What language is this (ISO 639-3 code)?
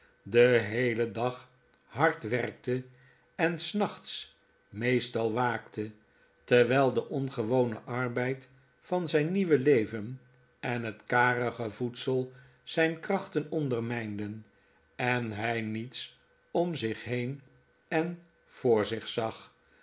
nld